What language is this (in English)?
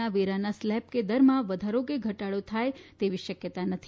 Gujarati